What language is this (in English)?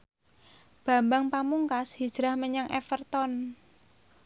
Javanese